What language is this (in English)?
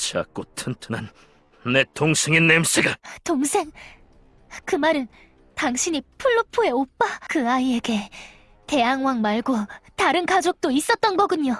Korean